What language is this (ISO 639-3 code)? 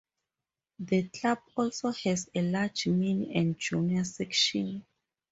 eng